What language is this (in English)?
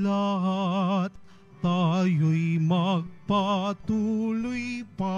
Filipino